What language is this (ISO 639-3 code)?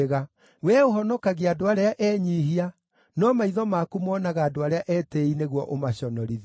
kik